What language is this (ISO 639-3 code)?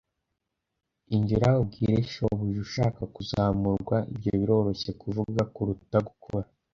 kin